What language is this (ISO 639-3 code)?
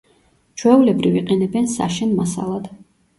kat